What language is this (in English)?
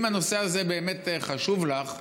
Hebrew